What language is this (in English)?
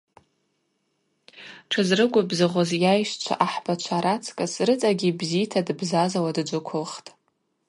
Abaza